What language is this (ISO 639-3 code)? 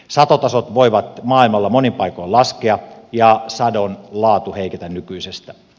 fin